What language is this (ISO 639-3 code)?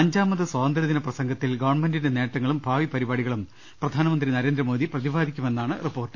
mal